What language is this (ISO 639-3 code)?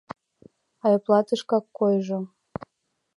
chm